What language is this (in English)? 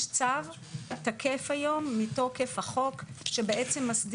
Hebrew